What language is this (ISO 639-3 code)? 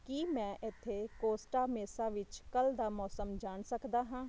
pan